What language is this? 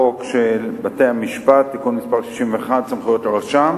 Hebrew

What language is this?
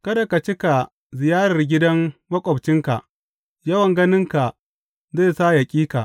Hausa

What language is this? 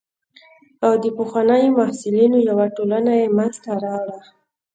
Pashto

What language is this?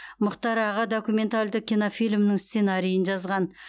Kazakh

